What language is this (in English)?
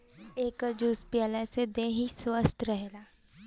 Bhojpuri